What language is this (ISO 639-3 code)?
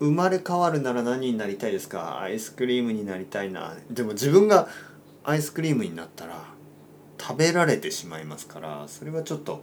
jpn